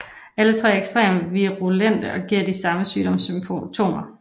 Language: Danish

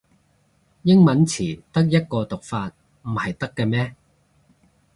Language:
Cantonese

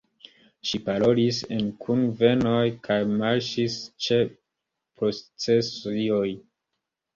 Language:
Esperanto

